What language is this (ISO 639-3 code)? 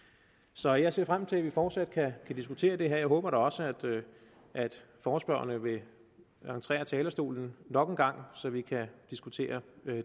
dan